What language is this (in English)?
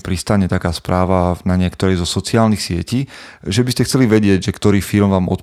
Slovak